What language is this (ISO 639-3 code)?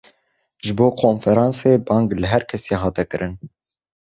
kur